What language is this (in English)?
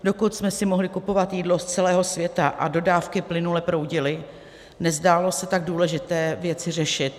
Czech